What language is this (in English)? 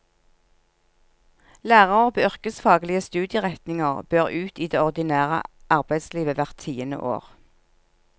Norwegian